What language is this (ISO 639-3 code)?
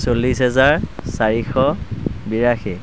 asm